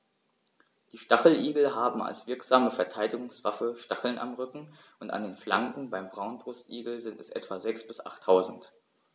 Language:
German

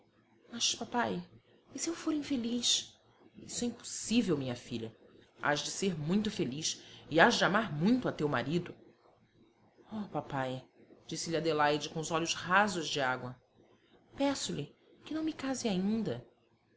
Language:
Portuguese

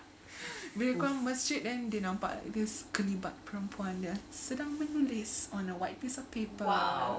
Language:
English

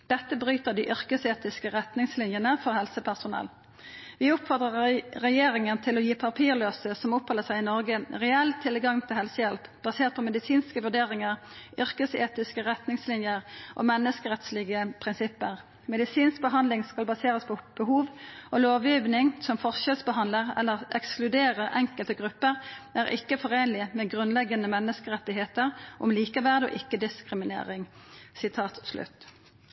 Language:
Norwegian Nynorsk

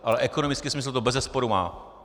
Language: Czech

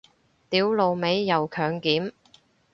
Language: Cantonese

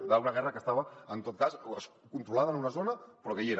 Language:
Catalan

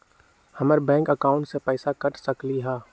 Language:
Magahi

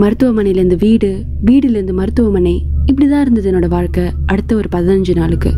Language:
Tamil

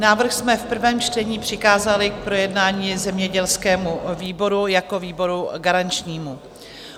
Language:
Czech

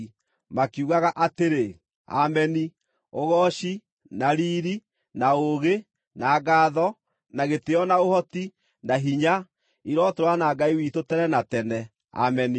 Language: Kikuyu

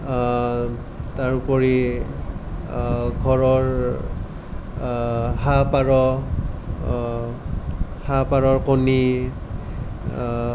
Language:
Assamese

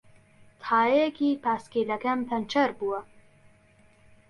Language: Central Kurdish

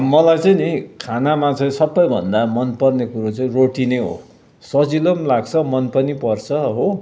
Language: Nepali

